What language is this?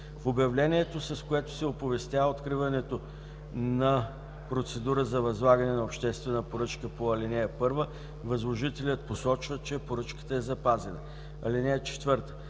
Bulgarian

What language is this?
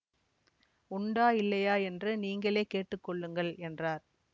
Tamil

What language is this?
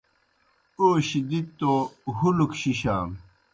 Kohistani Shina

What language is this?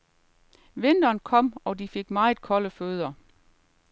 Danish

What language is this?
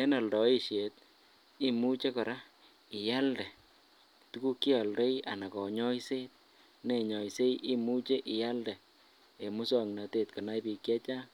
Kalenjin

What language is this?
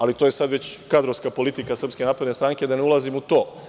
Serbian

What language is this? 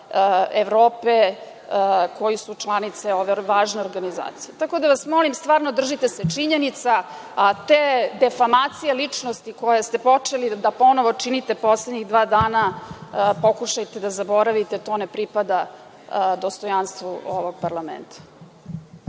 Serbian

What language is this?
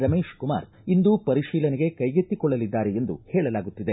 Kannada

